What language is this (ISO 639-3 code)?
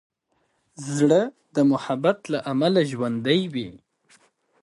pus